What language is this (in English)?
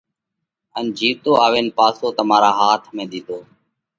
Parkari Koli